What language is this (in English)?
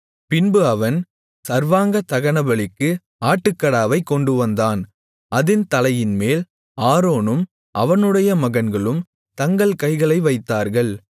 Tamil